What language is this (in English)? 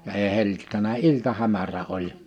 Finnish